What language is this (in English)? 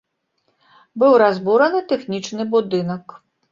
Belarusian